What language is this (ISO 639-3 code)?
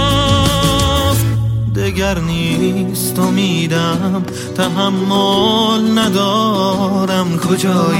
fas